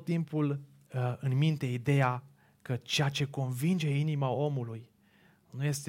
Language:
Romanian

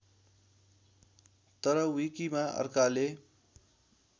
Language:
Nepali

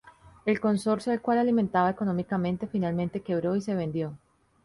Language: Spanish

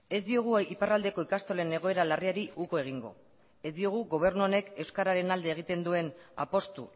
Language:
Basque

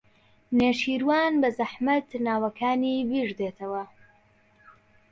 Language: Central Kurdish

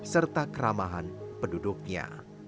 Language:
Indonesian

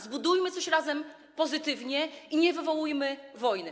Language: Polish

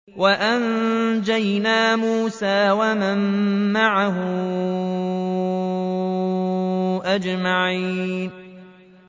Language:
Arabic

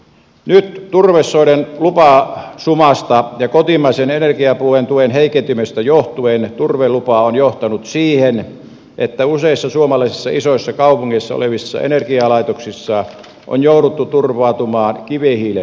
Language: Finnish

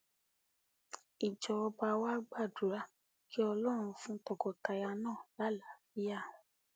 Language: Yoruba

